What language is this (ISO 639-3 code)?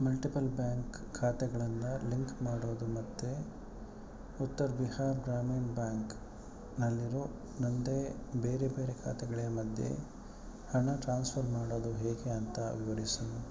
kan